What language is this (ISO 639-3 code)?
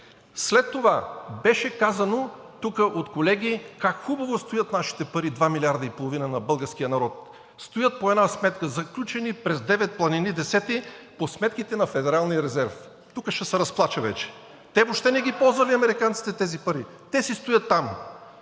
bul